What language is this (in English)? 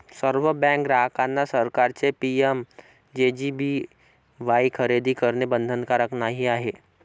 Marathi